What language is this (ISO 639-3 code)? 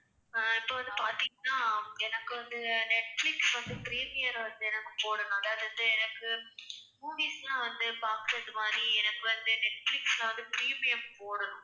tam